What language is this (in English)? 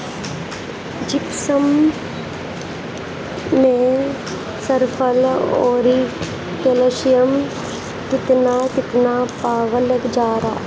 Bhojpuri